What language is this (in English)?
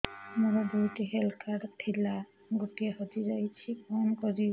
Odia